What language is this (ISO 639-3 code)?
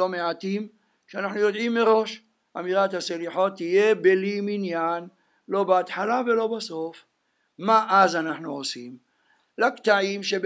heb